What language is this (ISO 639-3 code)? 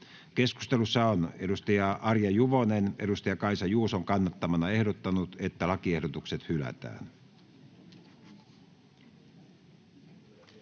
fin